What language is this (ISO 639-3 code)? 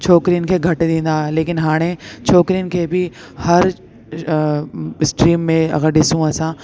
snd